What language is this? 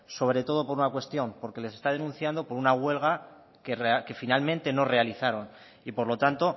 Spanish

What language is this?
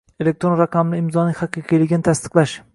Uzbek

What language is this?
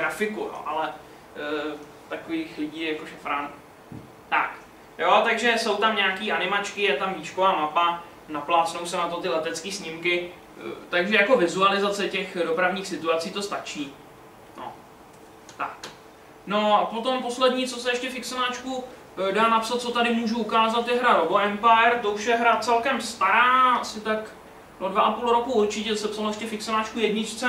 Czech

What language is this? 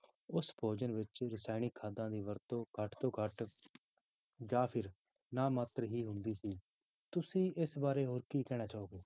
Punjabi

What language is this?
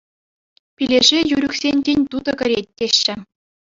Chuvash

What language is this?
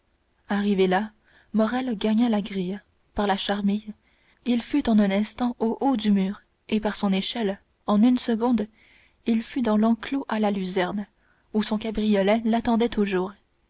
French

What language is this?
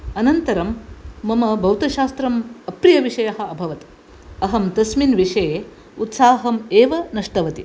Sanskrit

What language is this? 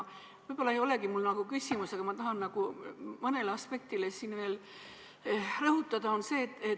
Estonian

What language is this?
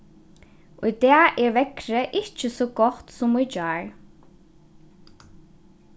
Faroese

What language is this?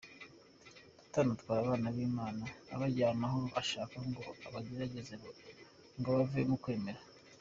Kinyarwanda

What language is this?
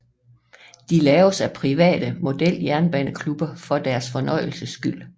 Danish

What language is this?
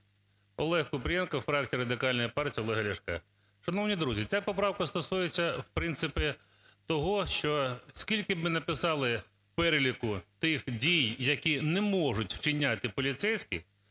Ukrainian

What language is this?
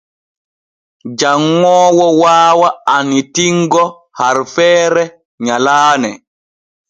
Borgu Fulfulde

